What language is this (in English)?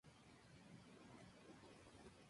Spanish